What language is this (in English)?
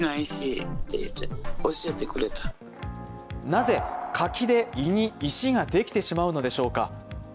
Japanese